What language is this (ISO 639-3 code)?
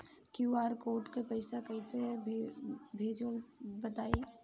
bho